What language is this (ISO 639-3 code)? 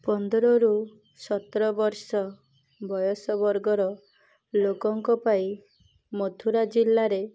ori